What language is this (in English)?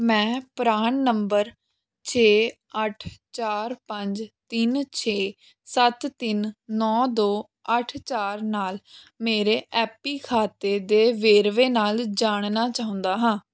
Punjabi